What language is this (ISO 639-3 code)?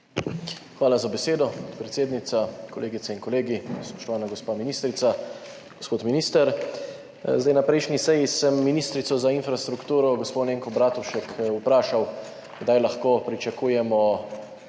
slv